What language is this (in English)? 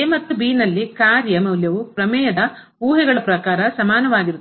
Kannada